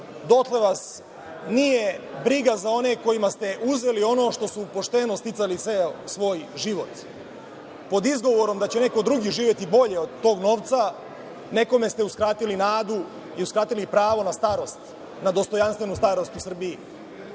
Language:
Serbian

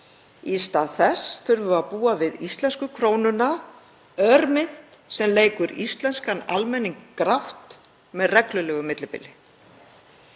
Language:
Icelandic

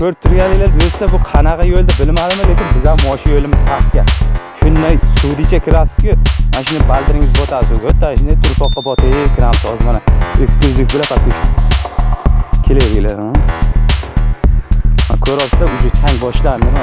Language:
Turkish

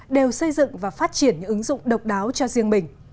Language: Vietnamese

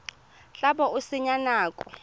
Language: Tswana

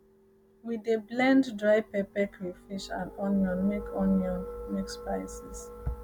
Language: Nigerian Pidgin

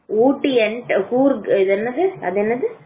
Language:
Tamil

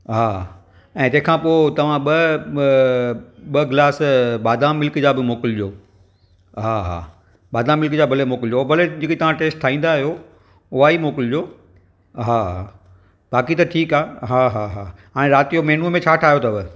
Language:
Sindhi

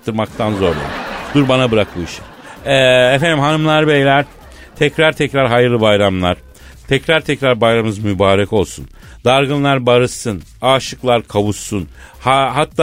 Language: Turkish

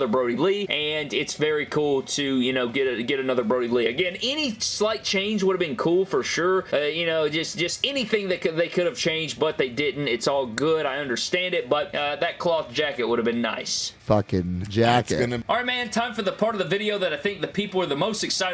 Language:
English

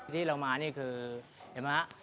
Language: Thai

